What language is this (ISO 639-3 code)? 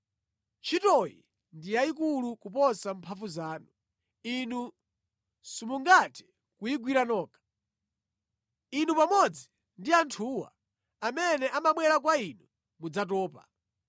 nya